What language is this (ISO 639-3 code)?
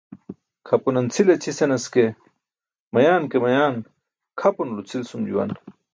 bsk